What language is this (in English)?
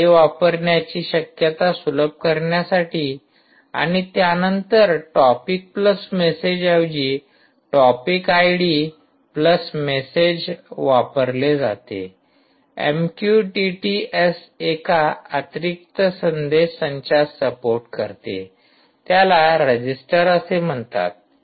Marathi